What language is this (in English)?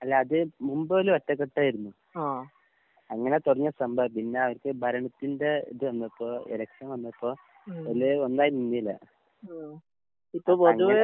Malayalam